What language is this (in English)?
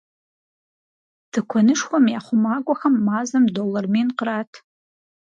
Kabardian